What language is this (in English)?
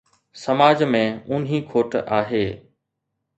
Sindhi